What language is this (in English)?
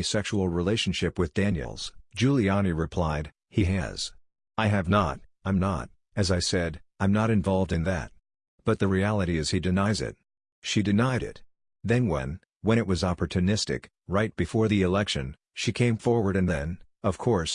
English